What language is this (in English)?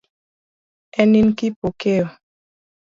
Luo (Kenya and Tanzania)